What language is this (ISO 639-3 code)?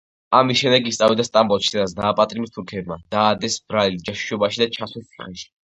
kat